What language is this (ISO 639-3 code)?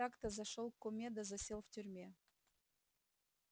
rus